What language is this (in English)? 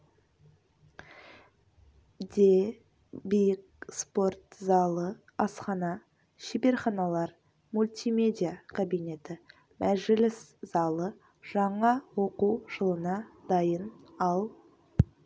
Kazakh